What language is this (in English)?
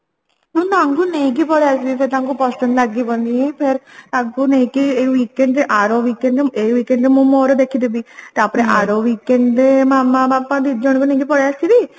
Odia